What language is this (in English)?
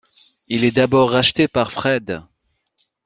French